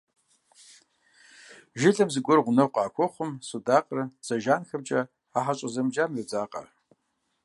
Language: Kabardian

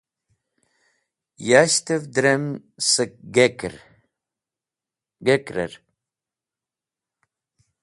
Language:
Wakhi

